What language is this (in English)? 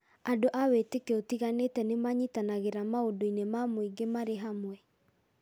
Kikuyu